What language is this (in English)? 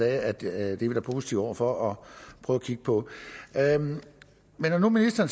Danish